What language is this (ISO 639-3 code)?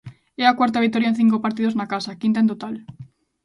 glg